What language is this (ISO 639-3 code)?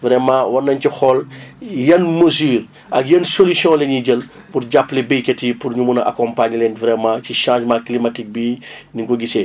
wol